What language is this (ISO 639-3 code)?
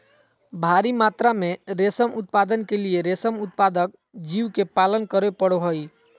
mag